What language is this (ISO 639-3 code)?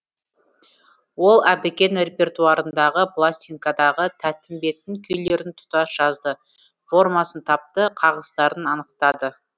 kaz